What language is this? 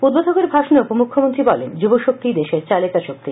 Bangla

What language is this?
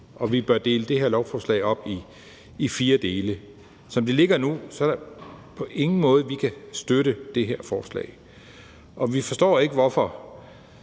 Danish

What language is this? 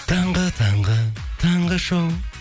Kazakh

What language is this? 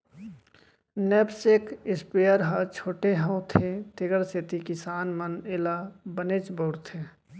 Chhattisgarhi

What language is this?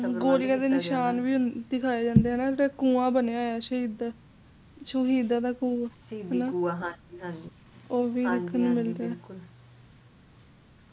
Punjabi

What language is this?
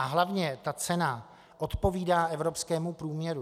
Czech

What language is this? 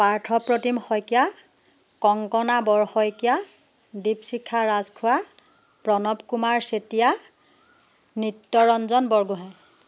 Assamese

